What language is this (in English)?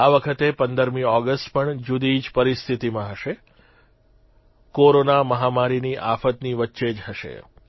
Gujarati